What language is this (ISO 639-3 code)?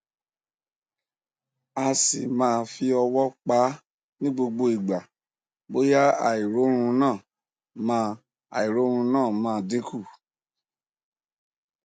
yor